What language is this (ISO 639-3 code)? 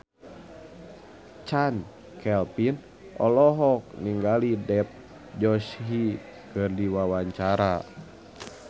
sun